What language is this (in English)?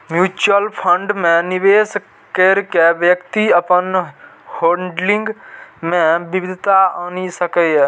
Maithili